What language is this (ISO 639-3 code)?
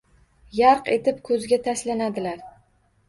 uzb